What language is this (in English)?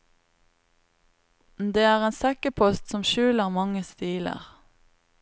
Norwegian